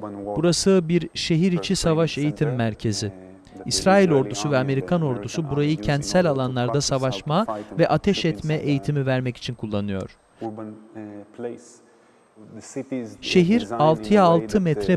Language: Turkish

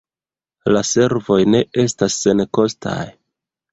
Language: Esperanto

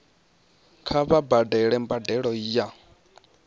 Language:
Venda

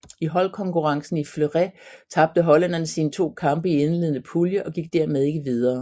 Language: Danish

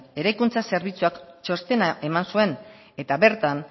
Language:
Basque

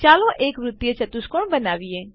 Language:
Gujarati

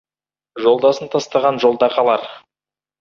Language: Kazakh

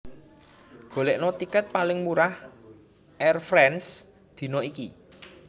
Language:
Javanese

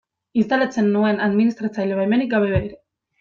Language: Basque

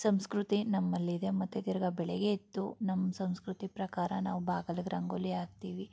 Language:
Kannada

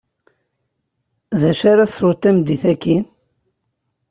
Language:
Kabyle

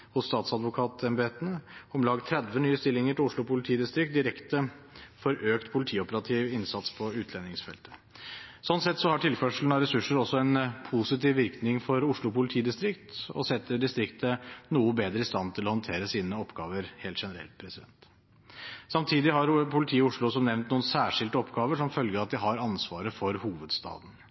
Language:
Norwegian Bokmål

